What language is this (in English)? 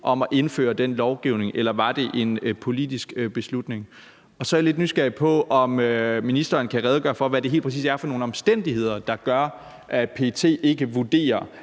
Danish